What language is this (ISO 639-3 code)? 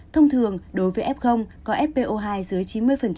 vie